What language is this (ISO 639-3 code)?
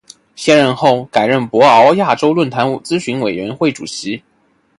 zho